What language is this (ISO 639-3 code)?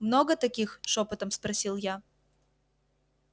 rus